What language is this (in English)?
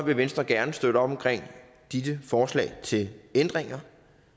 Danish